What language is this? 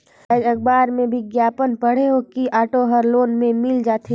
Chhattisgarhi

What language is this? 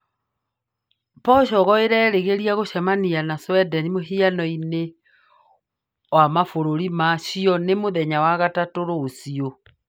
Kikuyu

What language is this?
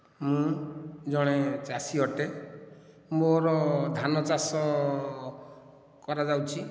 Odia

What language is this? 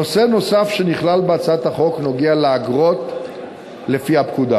Hebrew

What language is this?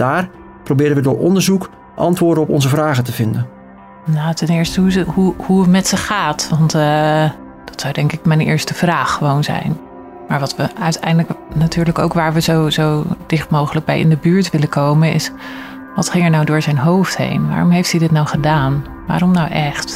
Dutch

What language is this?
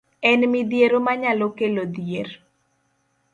Luo (Kenya and Tanzania)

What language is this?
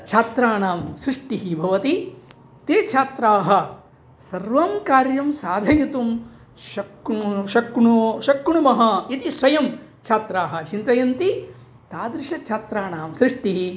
Sanskrit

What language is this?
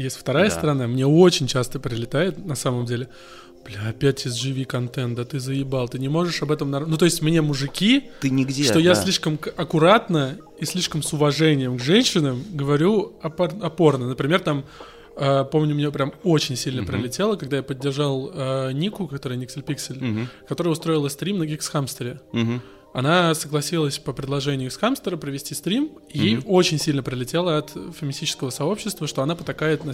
Russian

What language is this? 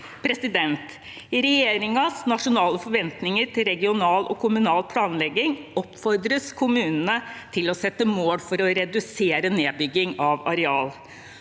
Norwegian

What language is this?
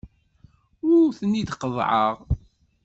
Kabyle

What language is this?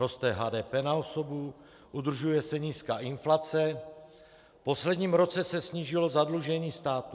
Czech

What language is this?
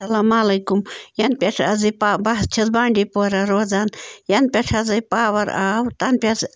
Kashmiri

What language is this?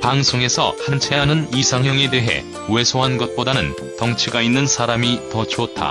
Korean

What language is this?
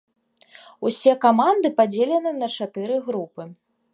Belarusian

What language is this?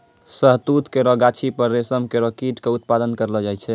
Maithili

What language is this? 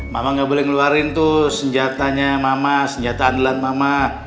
Indonesian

